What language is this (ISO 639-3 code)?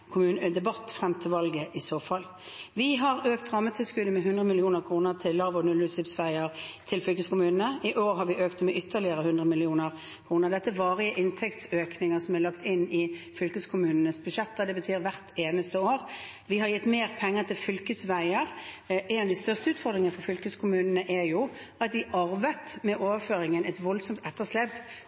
nob